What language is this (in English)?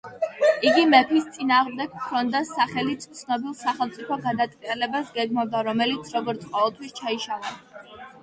Georgian